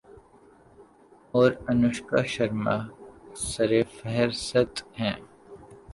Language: Urdu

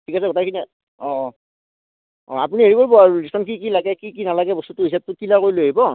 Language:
Assamese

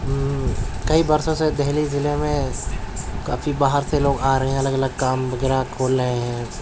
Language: Urdu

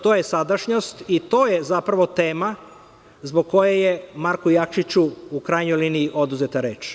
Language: Serbian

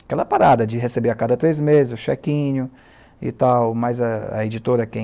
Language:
Portuguese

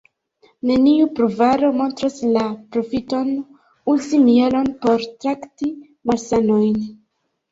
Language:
Esperanto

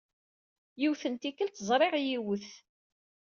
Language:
Kabyle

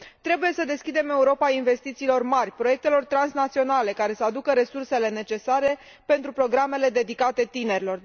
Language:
Romanian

